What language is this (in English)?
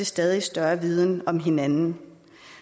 Danish